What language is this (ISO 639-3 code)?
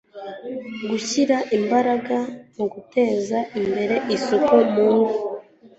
kin